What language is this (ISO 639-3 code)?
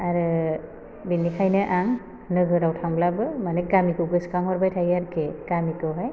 brx